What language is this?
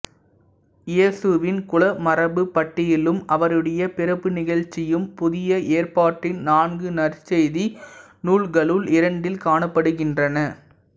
Tamil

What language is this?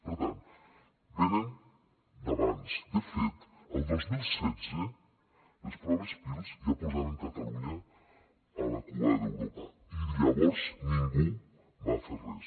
Catalan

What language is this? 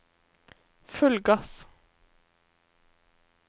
Norwegian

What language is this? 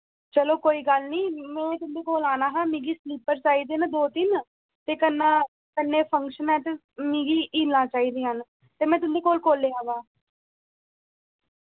Dogri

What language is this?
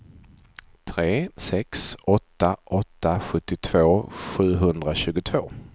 Swedish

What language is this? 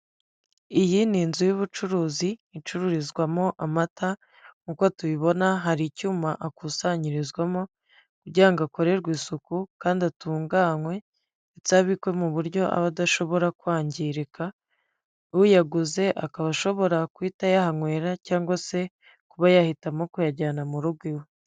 Kinyarwanda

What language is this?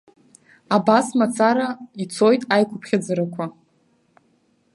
Abkhazian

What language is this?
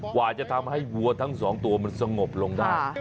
Thai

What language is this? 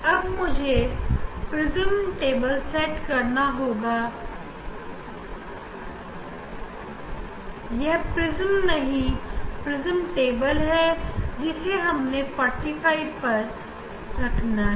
Hindi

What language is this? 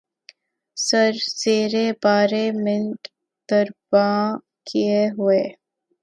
Urdu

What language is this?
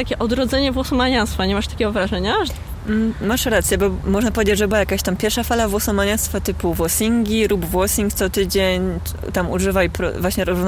Polish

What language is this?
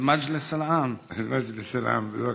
Hebrew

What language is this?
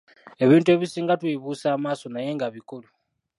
Ganda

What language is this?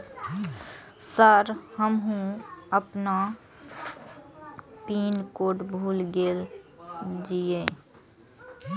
Maithili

